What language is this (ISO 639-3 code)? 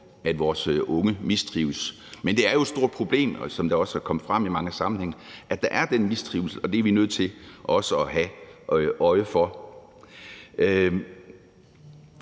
dan